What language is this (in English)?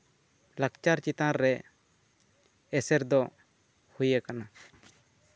Santali